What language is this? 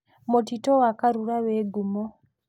Kikuyu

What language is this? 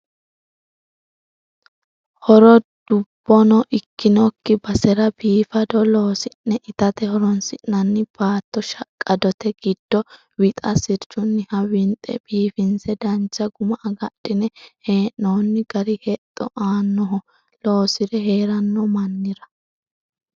Sidamo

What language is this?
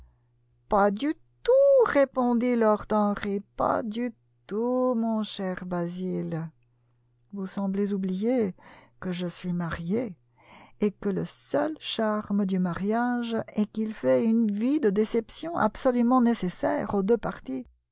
French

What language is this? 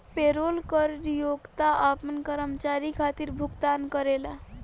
Bhojpuri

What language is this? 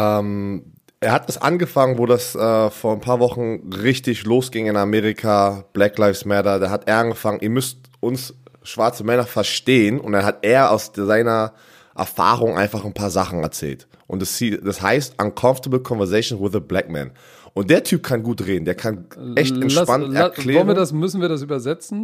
German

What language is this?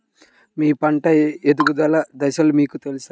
Telugu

